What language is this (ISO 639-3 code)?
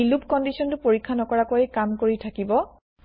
asm